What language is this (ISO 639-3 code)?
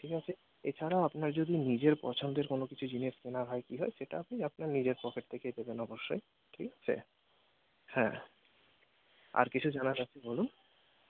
ben